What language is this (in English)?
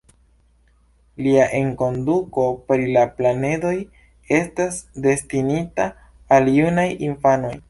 Esperanto